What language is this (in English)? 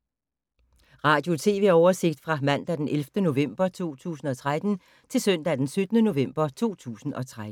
Danish